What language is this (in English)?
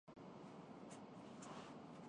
Urdu